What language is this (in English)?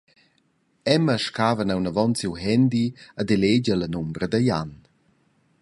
Romansh